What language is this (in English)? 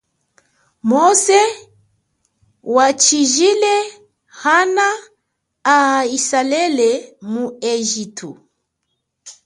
Chokwe